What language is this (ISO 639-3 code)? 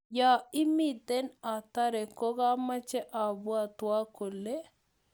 kln